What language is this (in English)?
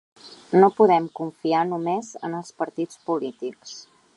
Catalan